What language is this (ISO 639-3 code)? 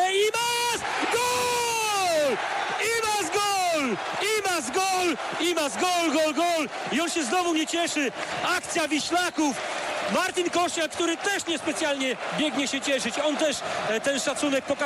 pol